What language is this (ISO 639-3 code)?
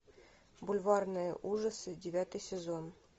rus